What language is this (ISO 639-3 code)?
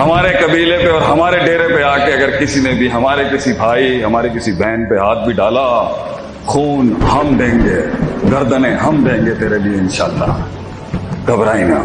urd